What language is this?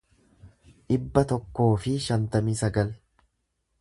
Oromo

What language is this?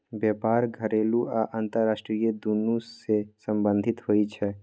Maithili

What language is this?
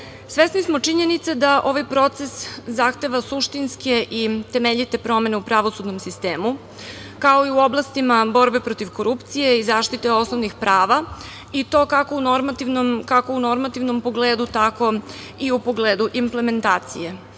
Serbian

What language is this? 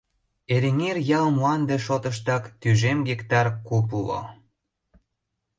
Mari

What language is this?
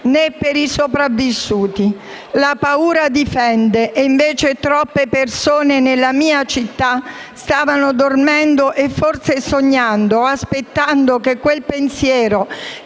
Italian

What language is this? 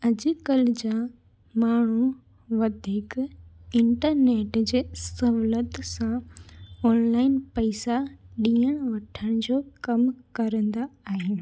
Sindhi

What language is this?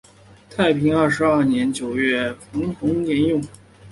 Chinese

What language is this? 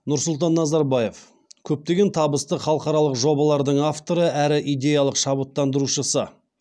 Kazakh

